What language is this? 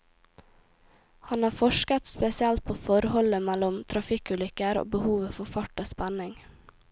Norwegian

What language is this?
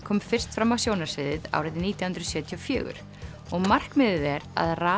Icelandic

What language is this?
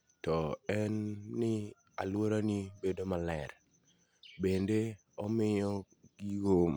Luo (Kenya and Tanzania)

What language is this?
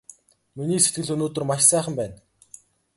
Mongolian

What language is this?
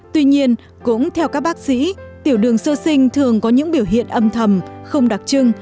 Vietnamese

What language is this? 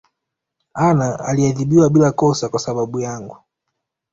Swahili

